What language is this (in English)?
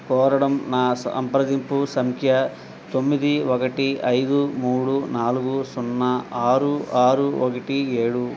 Telugu